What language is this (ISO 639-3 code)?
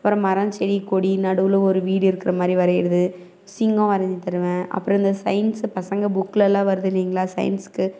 tam